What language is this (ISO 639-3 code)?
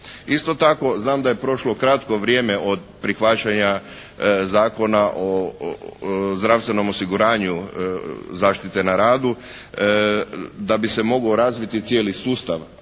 hrv